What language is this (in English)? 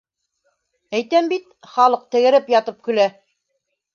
Bashkir